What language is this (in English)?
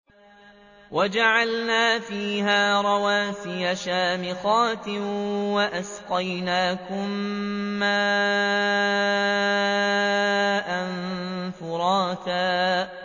Arabic